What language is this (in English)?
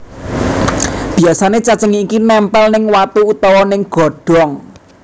Javanese